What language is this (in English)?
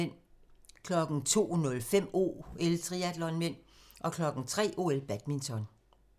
Danish